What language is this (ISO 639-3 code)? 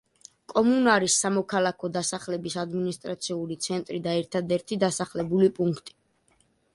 kat